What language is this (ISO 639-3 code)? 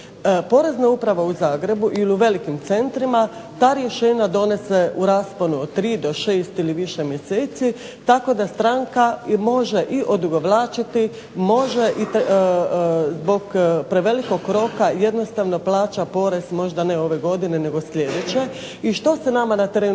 hrv